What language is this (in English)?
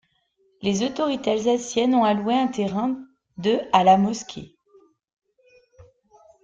French